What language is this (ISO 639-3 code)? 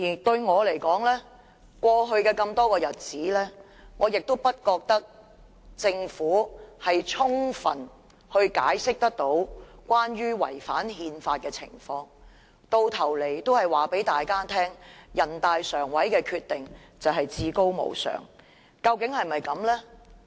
yue